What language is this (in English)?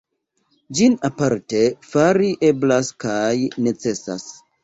Esperanto